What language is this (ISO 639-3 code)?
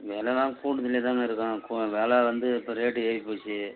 tam